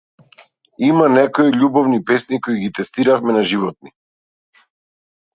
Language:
Macedonian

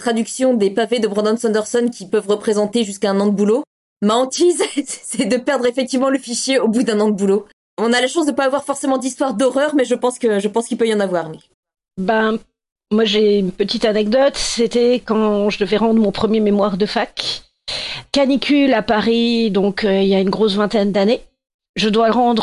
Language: French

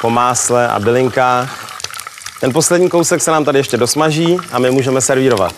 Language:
Czech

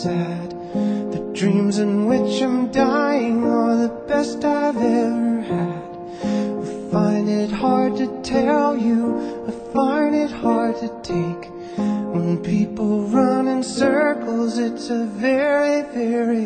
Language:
Turkish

